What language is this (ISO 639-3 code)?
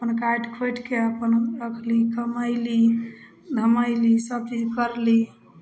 mai